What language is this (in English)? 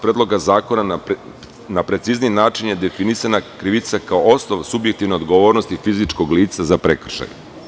Serbian